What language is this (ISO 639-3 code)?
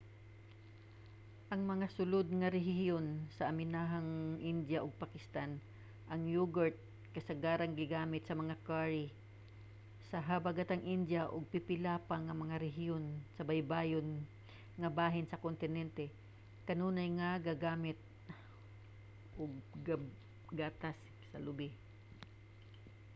ceb